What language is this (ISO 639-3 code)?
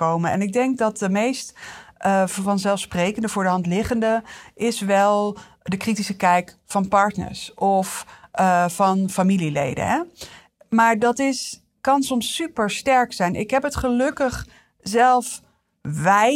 nld